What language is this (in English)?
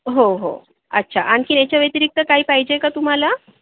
Marathi